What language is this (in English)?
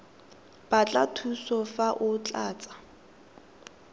Tswana